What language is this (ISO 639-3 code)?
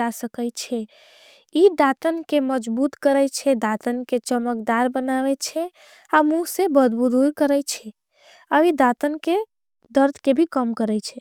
anp